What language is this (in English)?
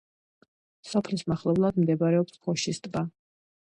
Georgian